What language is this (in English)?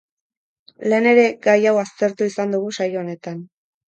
Basque